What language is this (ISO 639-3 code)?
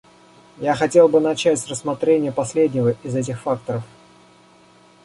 rus